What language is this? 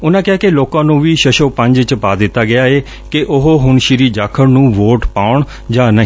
Punjabi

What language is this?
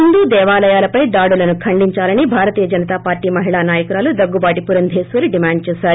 Telugu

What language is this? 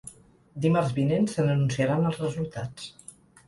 Catalan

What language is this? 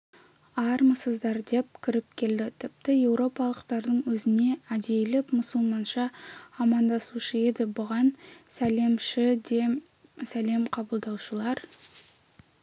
Kazakh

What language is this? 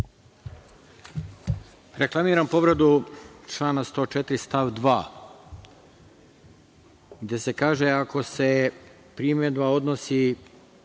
Serbian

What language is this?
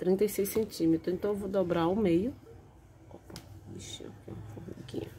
Portuguese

